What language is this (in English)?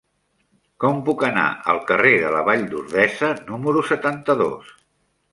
Catalan